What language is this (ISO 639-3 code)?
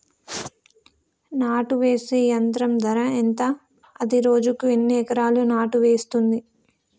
tel